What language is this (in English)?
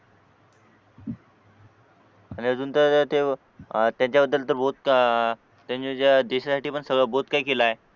Marathi